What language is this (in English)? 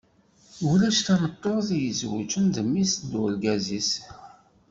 Kabyle